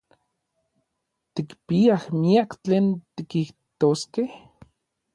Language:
Orizaba Nahuatl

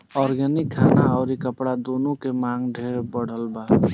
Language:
Bhojpuri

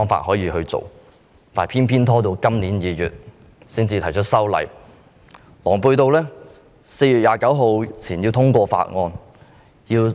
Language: Cantonese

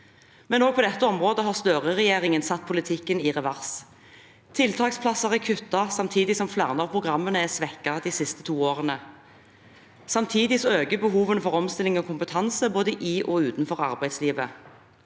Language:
Norwegian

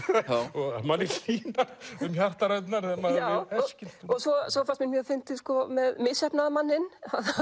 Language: Icelandic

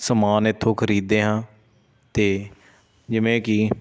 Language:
Punjabi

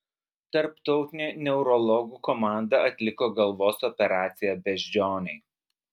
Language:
Lithuanian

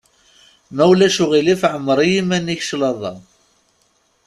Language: Kabyle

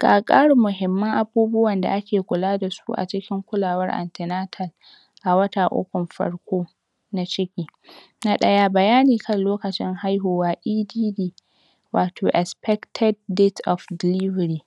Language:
Hausa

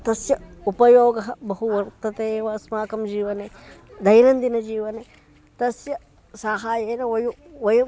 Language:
Sanskrit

